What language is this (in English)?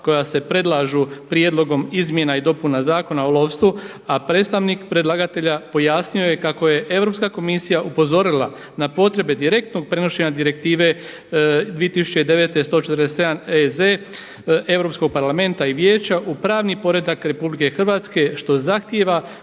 Croatian